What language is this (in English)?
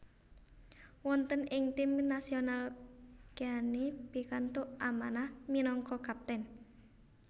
Javanese